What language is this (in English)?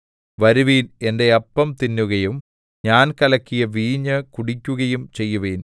Malayalam